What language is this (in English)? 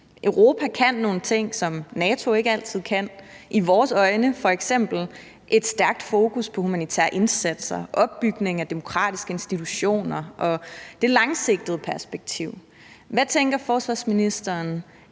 Danish